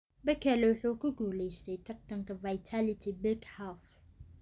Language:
Somali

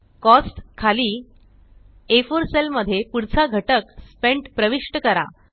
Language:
Marathi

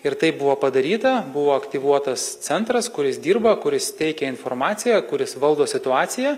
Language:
Lithuanian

